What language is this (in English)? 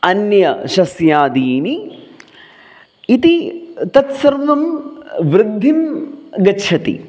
Sanskrit